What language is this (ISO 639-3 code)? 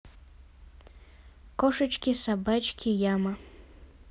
rus